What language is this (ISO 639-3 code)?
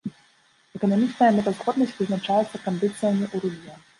bel